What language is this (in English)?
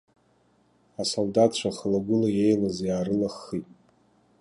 Abkhazian